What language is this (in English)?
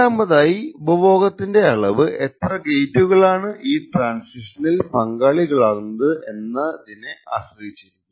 Malayalam